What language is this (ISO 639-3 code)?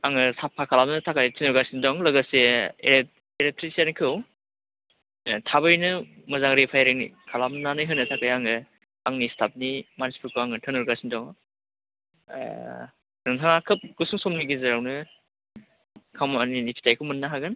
brx